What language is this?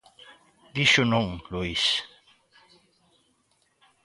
Galician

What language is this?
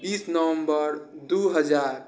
Maithili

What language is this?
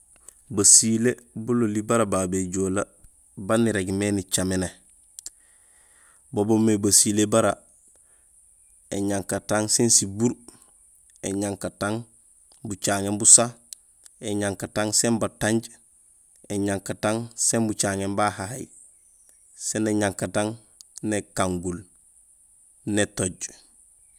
Gusilay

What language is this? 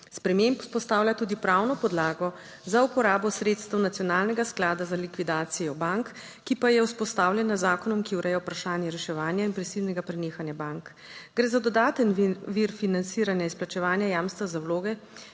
Slovenian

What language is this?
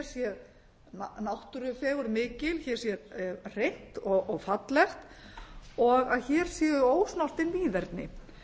Icelandic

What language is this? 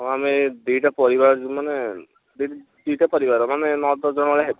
Odia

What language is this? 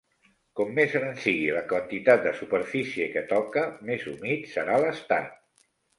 Catalan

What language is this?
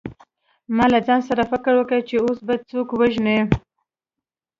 Pashto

